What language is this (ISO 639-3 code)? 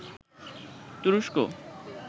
ben